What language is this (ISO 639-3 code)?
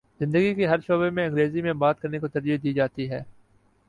urd